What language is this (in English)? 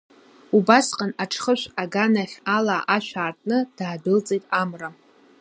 Abkhazian